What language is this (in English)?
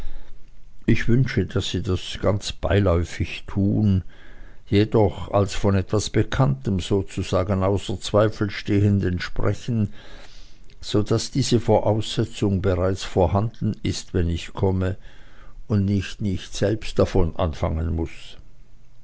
German